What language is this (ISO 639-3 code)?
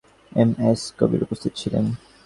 ben